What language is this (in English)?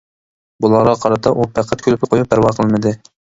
Uyghur